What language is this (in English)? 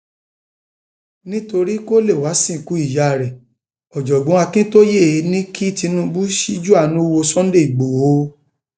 Yoruba